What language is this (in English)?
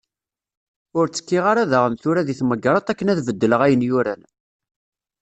Kabyle